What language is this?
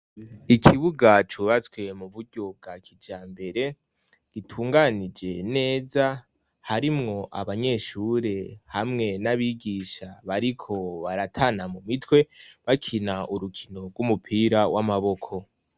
Rundi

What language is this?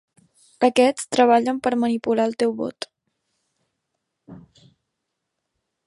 Catalan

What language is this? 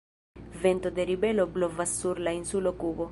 Esperanto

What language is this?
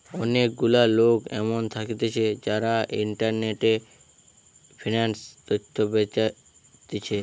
Bangla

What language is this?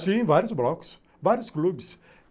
Portuguese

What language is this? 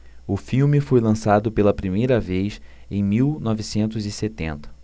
Portuguese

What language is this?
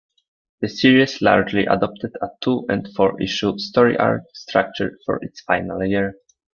English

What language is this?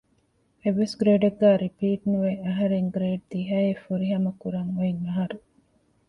Divehi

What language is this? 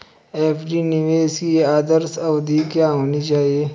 Hindi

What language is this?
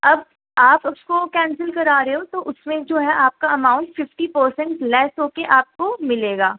Urdu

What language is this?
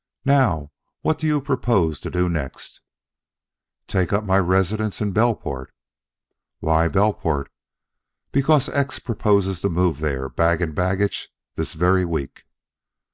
English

